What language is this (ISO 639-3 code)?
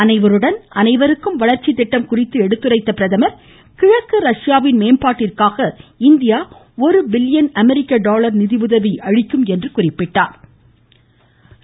tam